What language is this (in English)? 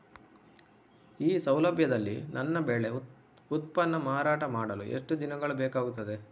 Kannada